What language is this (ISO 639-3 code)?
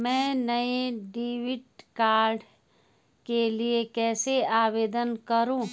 hin